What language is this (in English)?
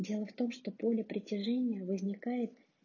Russian